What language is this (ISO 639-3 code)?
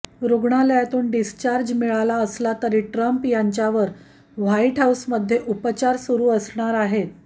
mar